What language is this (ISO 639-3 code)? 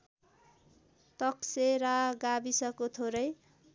nep